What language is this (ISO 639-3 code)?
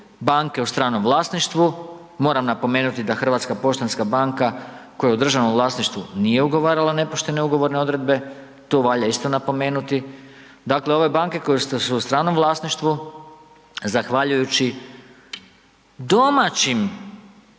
hrv